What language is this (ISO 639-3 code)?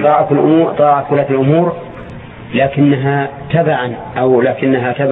ara